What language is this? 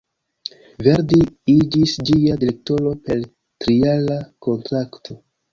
Esperanto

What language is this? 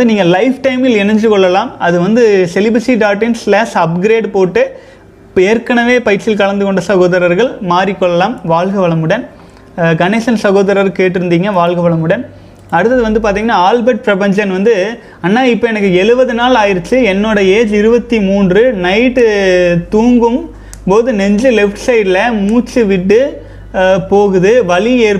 Tamil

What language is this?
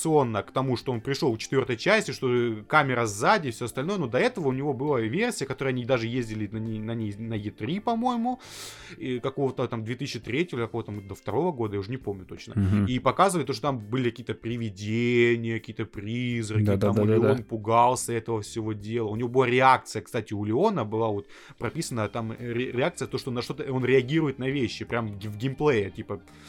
Russian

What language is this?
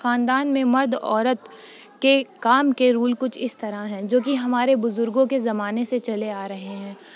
Urdu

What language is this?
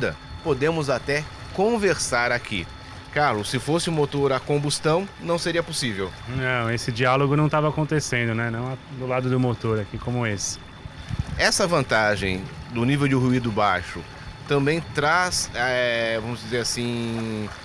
Portuguese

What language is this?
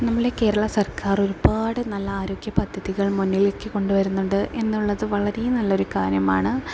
Malayalam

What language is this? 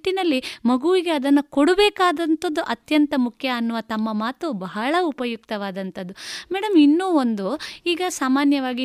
Kannada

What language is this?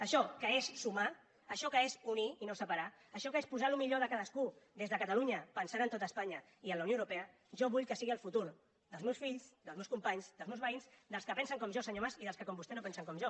Catalan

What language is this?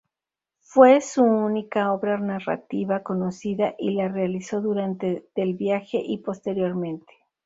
Spanish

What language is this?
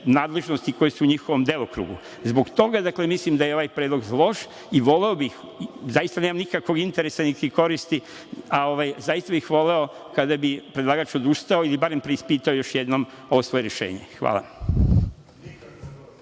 Serbian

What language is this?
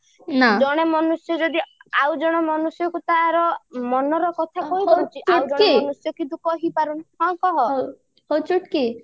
Odia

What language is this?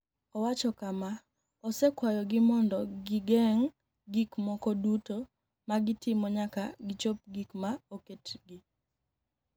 Luo (Kenya and Tanzania)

